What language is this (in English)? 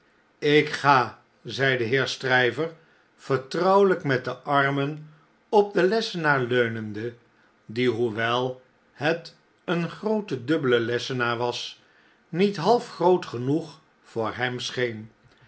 Dutch